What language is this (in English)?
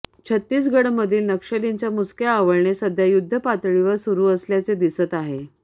Marathi